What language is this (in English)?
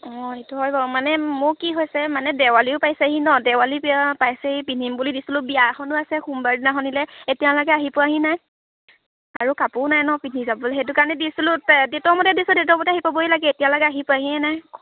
Assamese